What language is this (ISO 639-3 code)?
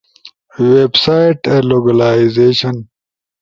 ush